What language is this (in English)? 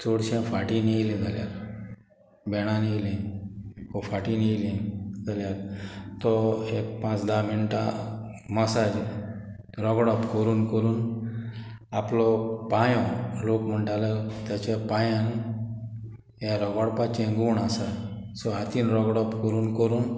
Konkani